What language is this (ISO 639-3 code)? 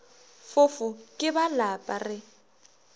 nso